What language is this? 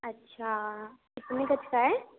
Urdu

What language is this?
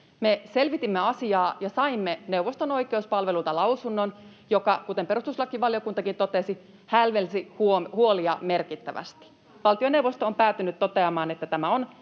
Finnish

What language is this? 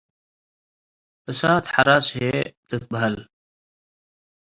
Tigre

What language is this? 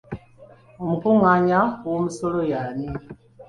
Ganda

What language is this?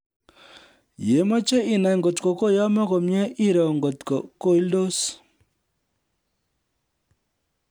Kalenjin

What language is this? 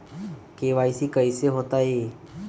Magahi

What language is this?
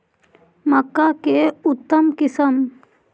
Magahi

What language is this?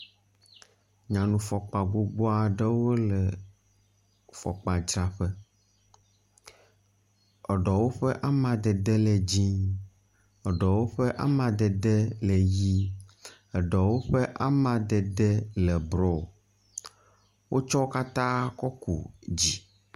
Ewe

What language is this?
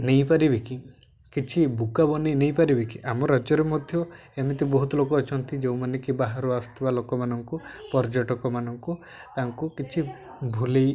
Odia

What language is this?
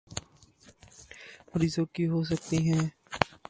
Urdu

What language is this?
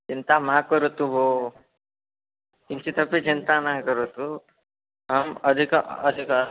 Sanskrit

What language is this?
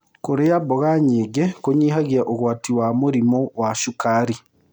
Kikuyu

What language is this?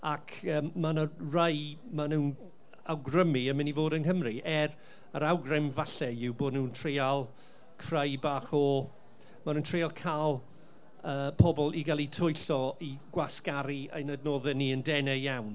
Welsh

